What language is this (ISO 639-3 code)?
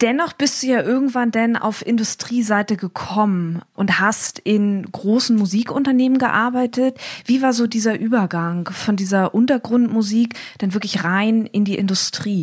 deu